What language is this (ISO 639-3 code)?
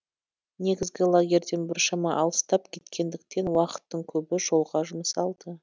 kaz